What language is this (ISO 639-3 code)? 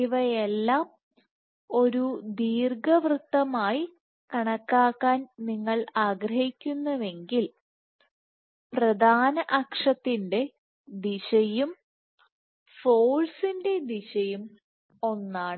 mal